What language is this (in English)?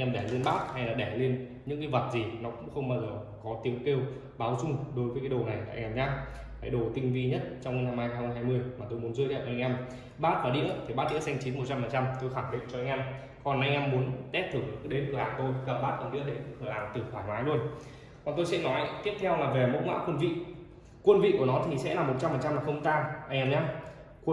Vietnamese